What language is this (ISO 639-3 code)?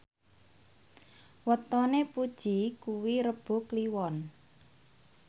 jav